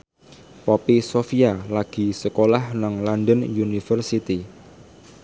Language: Javanese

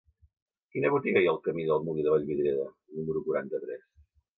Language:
Catalan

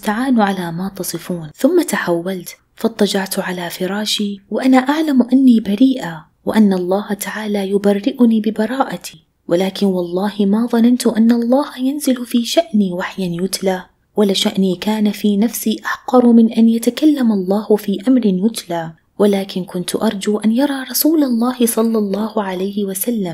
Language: Arabic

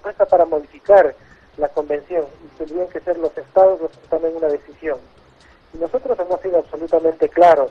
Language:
Spanish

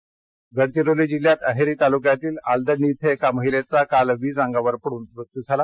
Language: Marathi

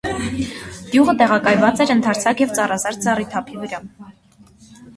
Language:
Armenian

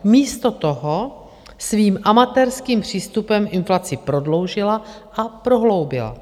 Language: Czech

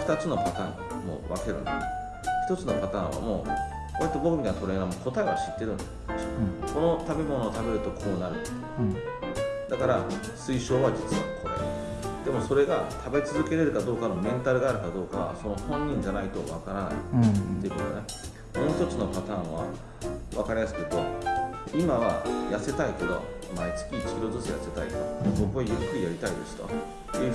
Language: Japanese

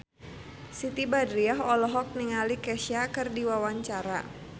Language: Sundanese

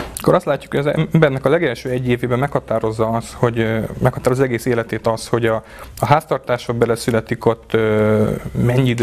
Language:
Hungarian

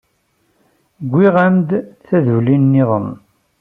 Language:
Kabyle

